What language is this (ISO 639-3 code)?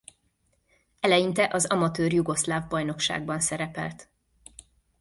hun